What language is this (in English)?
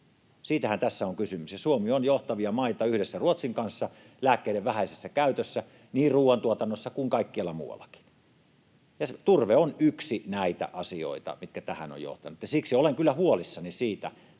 Finnish